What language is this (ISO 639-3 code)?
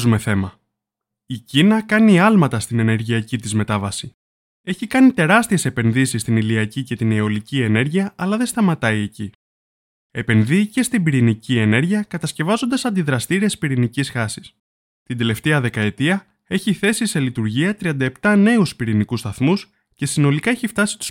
ell